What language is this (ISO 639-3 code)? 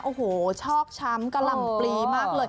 tha